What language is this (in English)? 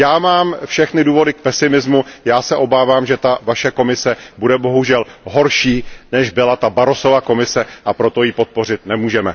Czech